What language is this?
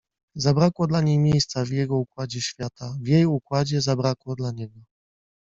Polish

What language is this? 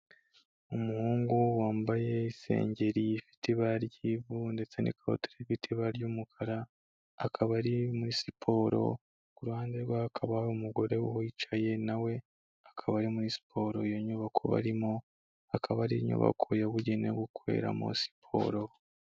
Kinyarwanda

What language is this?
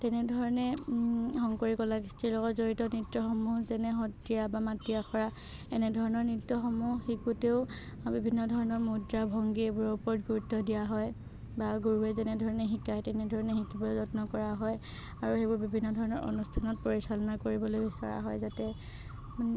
Assamese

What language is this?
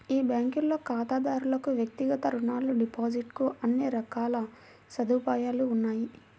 Telugu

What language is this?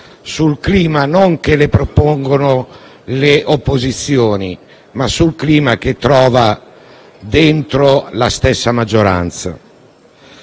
Italian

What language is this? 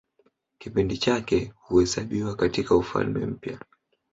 Swahili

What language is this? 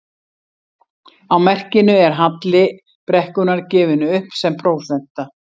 Icelandic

